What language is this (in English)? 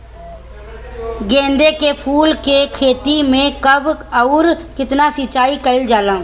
Bhojpuri